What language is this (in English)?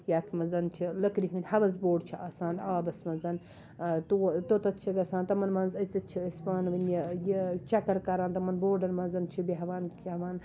Kashmiri